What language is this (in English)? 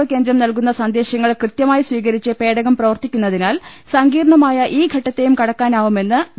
Malayalam